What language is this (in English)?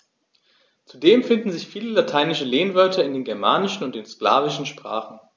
German